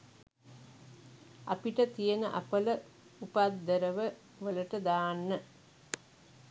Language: Sinhala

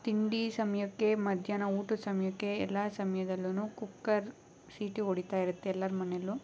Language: Kannada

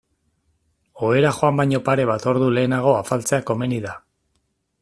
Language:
Basque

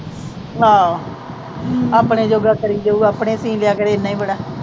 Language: Punjabi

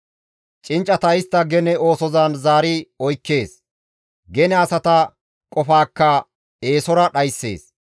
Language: Gamo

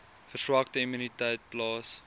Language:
Afrikaans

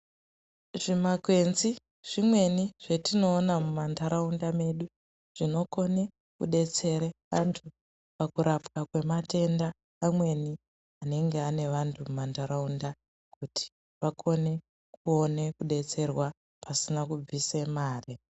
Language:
Ndau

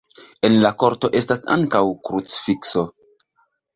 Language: Esperanto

